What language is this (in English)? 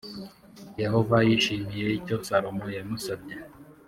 Kinyarwanda